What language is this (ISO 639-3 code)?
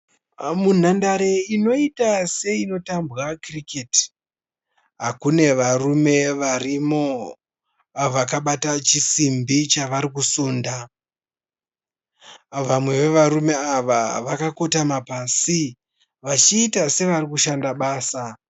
sna